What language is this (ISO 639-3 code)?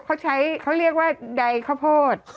tha